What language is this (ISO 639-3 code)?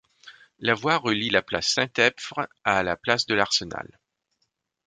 fra